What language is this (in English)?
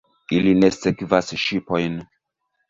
Esperanto